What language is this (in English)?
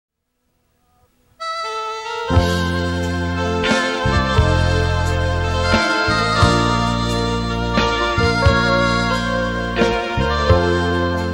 Thai